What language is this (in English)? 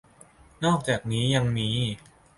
Thai